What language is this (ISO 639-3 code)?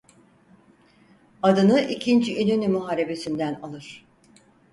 tur